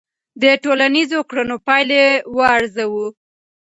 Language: Pashto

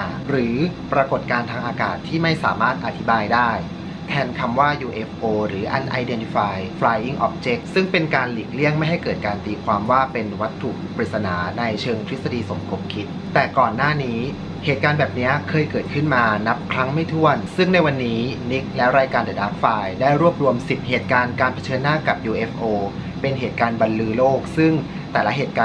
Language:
Thai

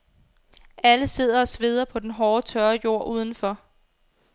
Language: Danish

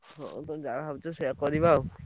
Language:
Odia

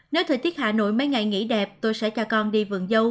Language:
Vietnamese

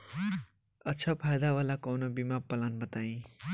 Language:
Bhojpuri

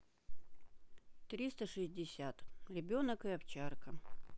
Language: Russian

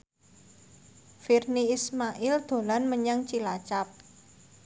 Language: Javanese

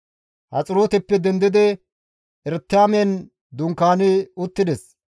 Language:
Gamo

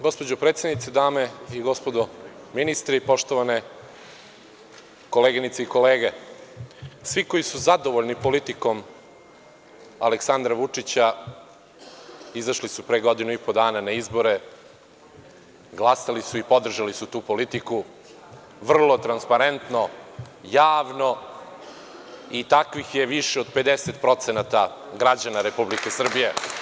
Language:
Serbian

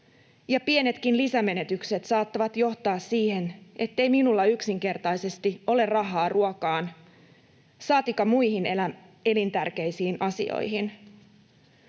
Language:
Finnish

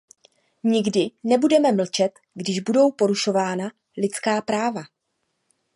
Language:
Czech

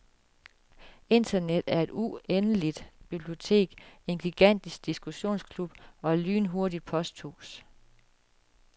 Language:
Danish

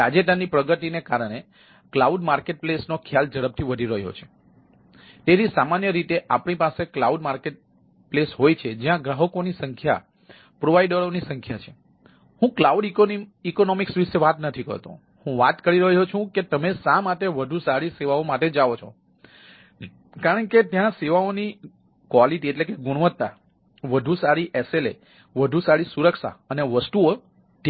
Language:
Gujarati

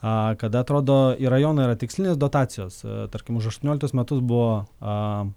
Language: Lithuanian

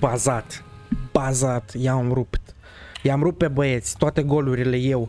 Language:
Romanian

